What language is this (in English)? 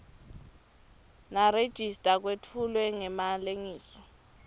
Swati